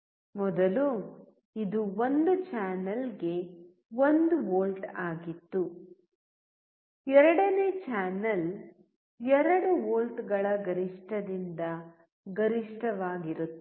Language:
Kannada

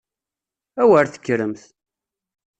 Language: Kabyle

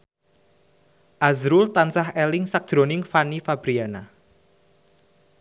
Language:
Javanese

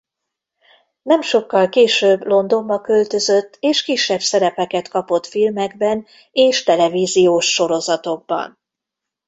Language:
Hungarian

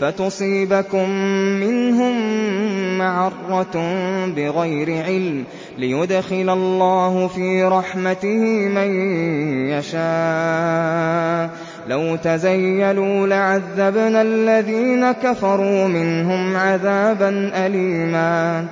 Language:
Arabic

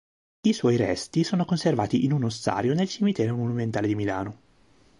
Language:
Italian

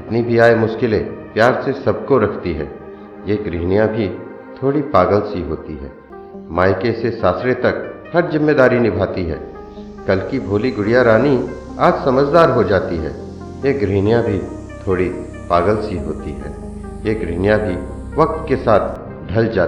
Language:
Hindi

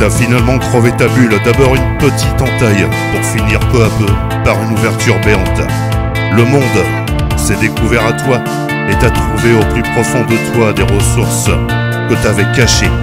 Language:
French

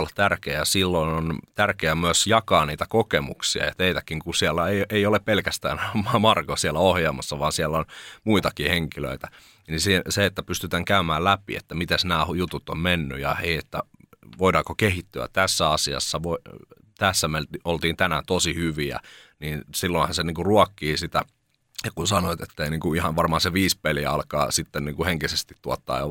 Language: Finnish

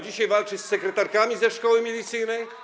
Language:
Polish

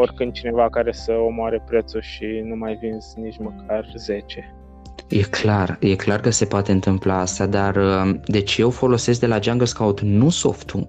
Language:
Romanian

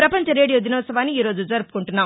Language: Telugu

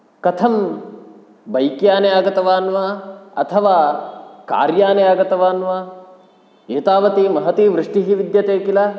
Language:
Sanskrit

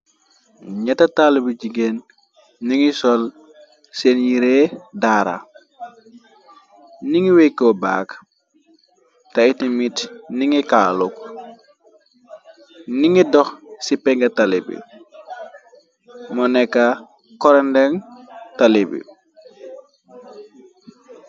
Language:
Wolof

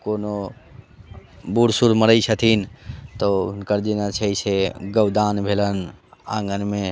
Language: Maithili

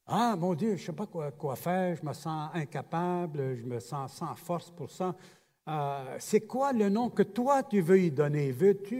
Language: French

